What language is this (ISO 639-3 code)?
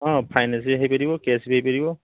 ori